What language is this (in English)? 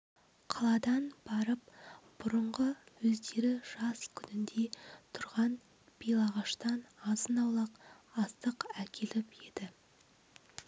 Kazakh